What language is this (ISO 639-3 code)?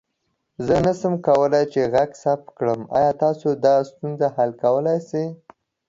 pus